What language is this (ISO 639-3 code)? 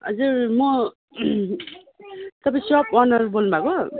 nep